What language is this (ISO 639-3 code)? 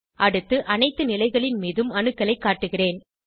tam